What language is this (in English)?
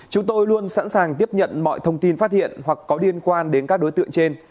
Vietnamese